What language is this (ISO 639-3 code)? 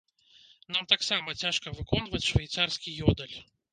bel